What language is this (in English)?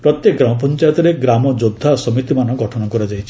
Odia